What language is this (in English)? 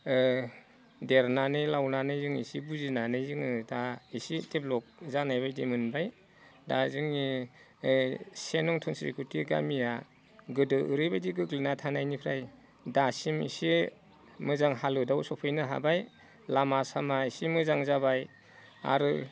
Bodo